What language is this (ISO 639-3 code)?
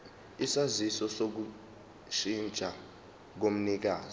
zul